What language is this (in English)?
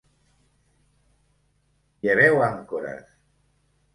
Catalan